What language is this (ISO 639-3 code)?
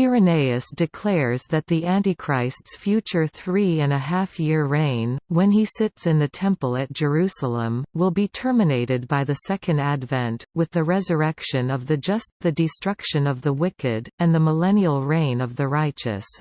eng